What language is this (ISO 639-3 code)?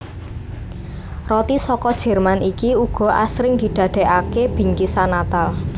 jav